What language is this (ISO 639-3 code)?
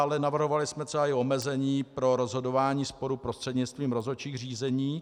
ces